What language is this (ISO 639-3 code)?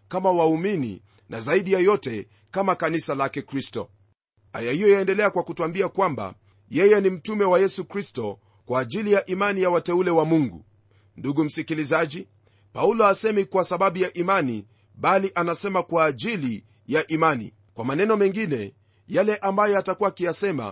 swa